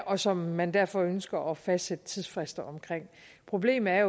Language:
Danish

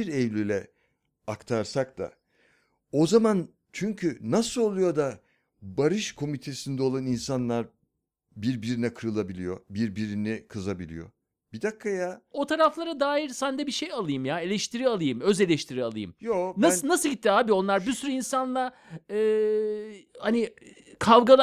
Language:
Turkish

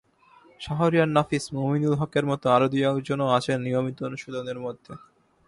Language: Bangla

